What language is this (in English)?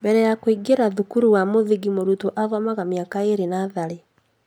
Kikuyu